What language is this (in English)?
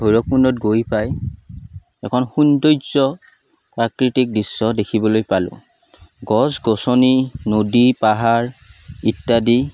Assamese